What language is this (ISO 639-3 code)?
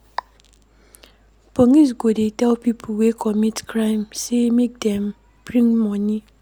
pcm